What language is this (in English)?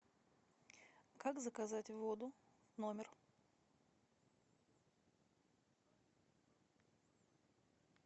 Russian